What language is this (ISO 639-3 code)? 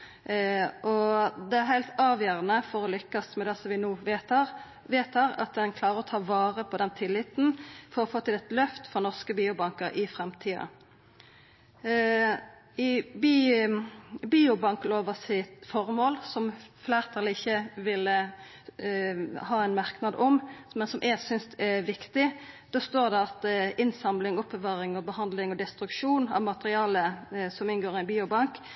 nno